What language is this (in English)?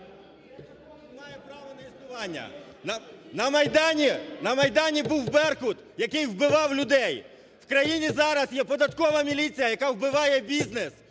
Ukrainian